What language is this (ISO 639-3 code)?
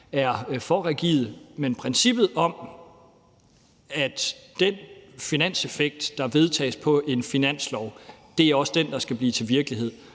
dan